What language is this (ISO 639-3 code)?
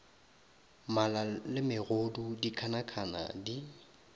nso